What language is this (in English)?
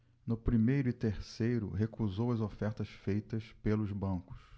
Portuguese